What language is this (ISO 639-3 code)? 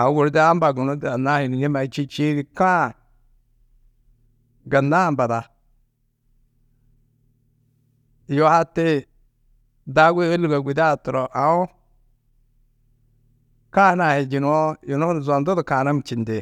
tuq